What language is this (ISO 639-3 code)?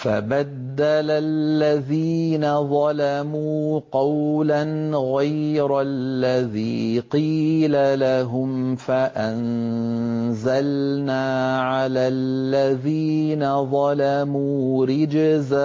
ara